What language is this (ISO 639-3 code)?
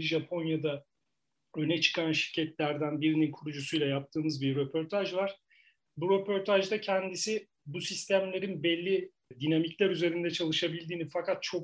tur